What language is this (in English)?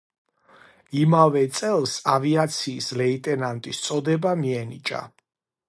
Georgian